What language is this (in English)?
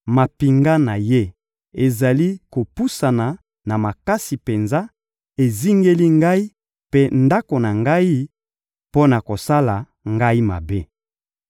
Lingala